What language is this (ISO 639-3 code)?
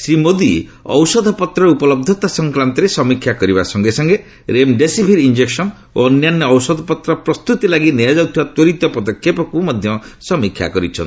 ori